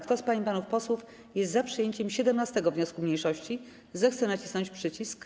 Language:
Polish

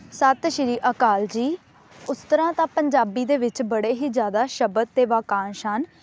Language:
Punjabi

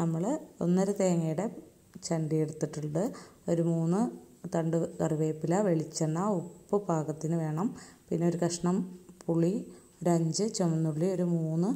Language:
Turkish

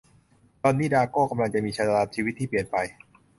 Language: Thai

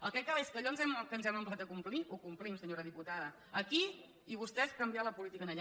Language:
Catalan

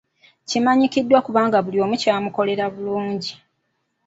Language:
Ganda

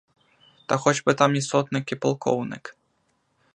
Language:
Ukrainian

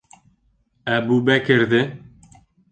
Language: Bashkir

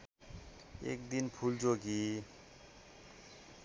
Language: Nepali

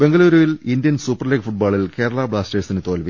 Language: Malayalam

